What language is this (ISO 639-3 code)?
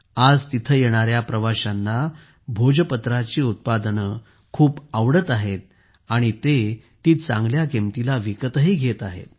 mar